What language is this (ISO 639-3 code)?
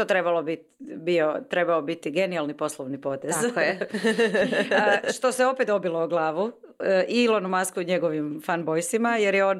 hrv